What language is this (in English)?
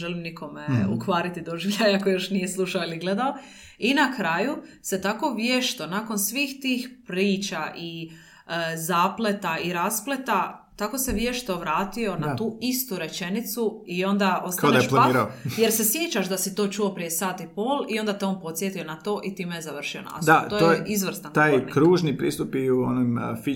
Croatian